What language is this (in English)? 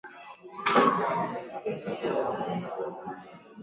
Swahili